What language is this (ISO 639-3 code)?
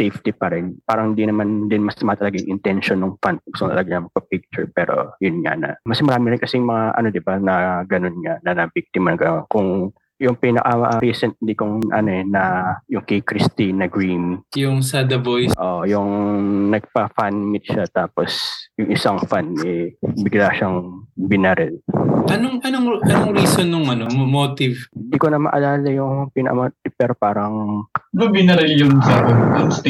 fil